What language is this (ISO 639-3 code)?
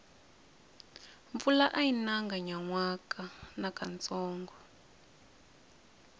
tso